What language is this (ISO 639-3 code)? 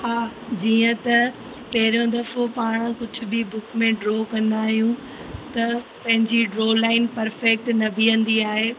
snd